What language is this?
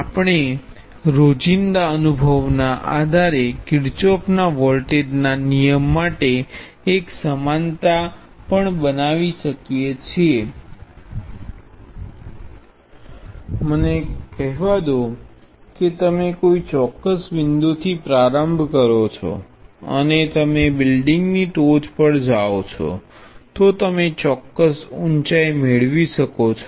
Gujarati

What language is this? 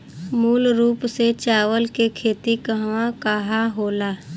Bhojpuri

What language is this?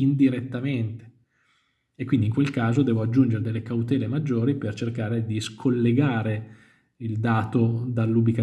Italian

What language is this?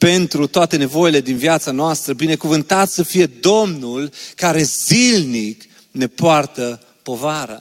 Romanian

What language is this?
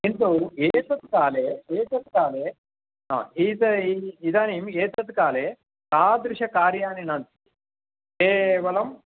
Sanskrit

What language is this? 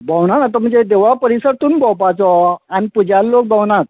Konkani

